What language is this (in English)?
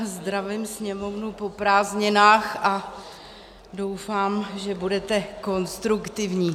Czech